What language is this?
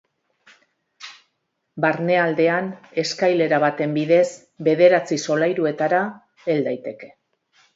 Basque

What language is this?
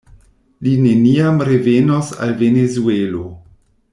Esperanto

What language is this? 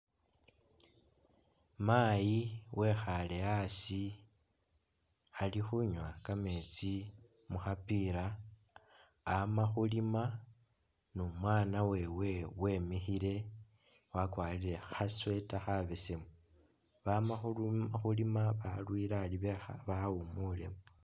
Masaaba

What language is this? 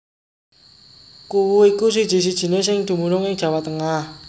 Javanese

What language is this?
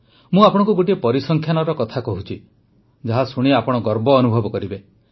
Odia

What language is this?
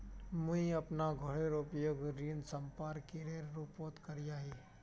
Magahi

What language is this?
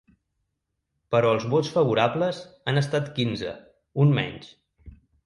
Catalan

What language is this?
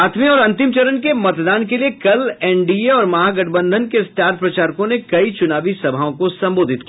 Hindi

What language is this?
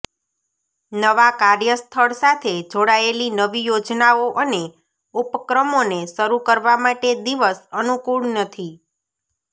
Gujarati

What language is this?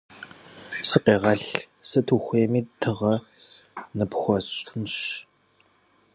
Kabardian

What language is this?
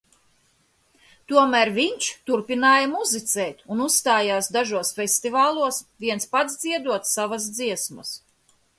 Latvian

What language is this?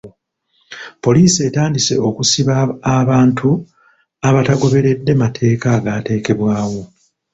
Ganda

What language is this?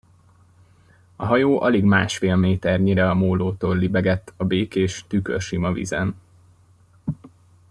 Hungarian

